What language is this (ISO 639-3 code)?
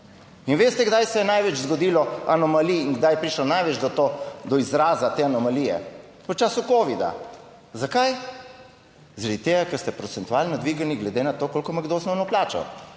slv